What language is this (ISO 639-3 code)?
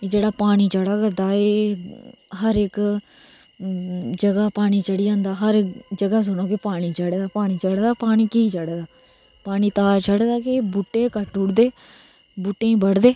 doi